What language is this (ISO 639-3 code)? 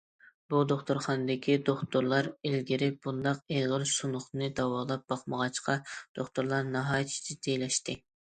uig